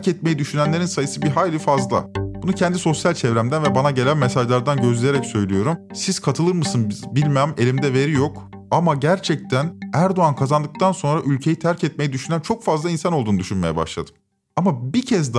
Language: Turkish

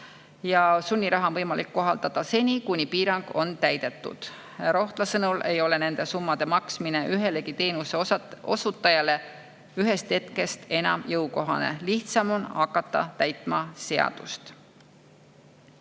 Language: Estonian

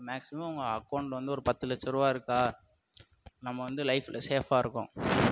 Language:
Tamil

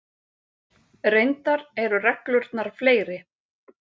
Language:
Icelandic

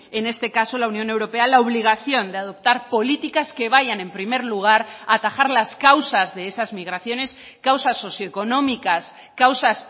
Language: Spanish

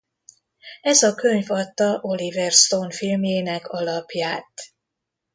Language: Hungarian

